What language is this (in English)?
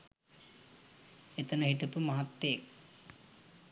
Sinhala